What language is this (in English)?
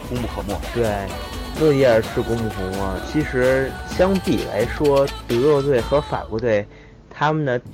Chinese